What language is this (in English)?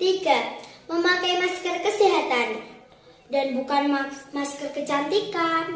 Indonesian